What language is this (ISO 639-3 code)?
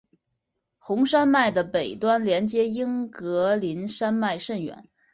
zho